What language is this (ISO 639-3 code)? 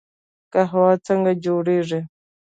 pus